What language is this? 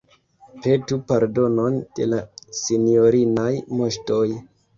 Esperanto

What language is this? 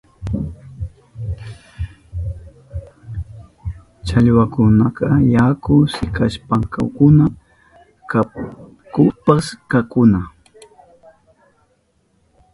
Southern Pastaza Quechua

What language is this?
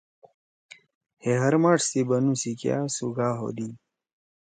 Torwali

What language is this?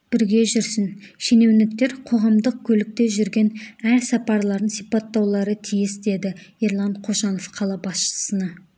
Kazakh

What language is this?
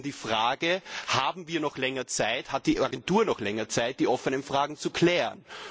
German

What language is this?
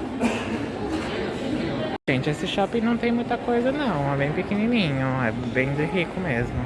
Portuguese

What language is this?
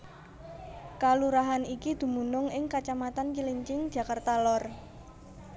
Javanese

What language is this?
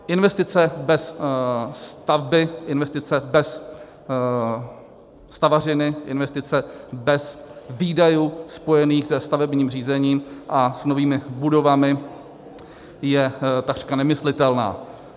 Czech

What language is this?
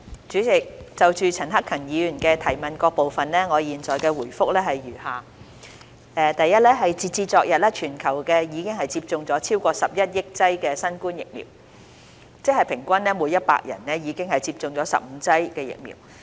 Cantonese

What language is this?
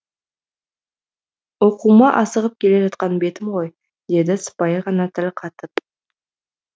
Kazakh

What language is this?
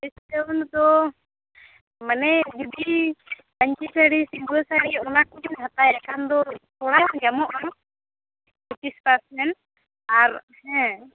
Santali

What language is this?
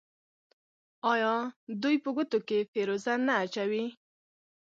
Pashto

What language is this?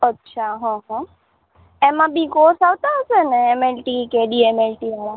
Gujarati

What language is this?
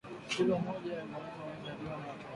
Swahili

